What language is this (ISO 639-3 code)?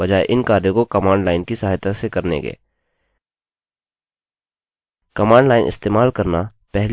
hin